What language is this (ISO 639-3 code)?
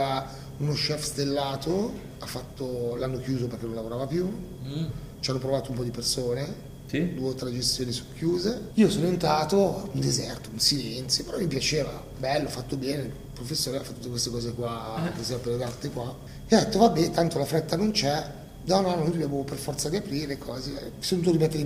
ita